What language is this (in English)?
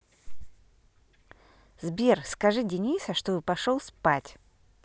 Russian